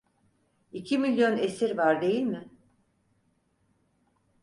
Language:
Turkish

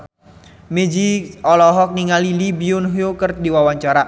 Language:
Sundanese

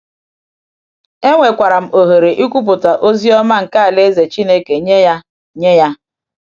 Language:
Igbo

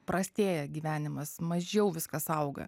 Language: Lithuanian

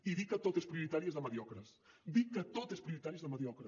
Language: Catalan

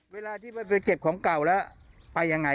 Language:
Thai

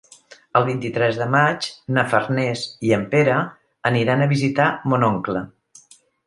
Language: Catalan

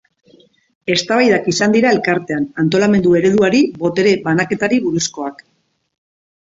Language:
Basque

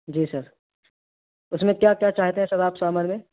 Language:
Urdu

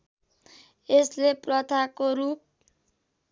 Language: Nepali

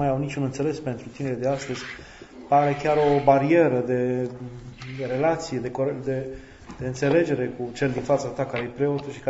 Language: Romanian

